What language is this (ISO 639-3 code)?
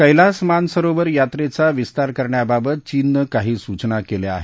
mar